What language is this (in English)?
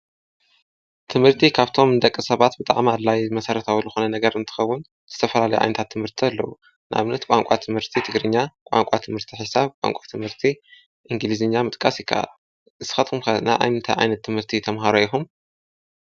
Tigrinya